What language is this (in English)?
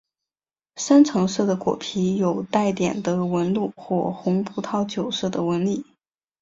Chinese